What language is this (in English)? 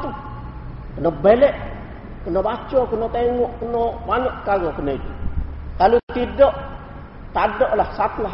Malay